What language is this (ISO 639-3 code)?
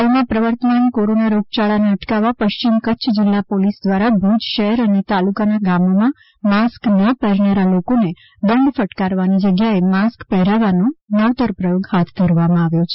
guj